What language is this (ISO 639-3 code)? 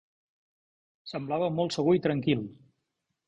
cat